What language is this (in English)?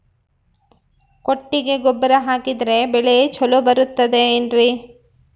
Kannada